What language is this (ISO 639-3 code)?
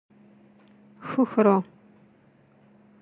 kab